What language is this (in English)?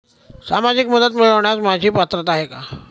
Marathi